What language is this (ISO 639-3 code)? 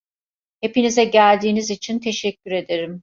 tur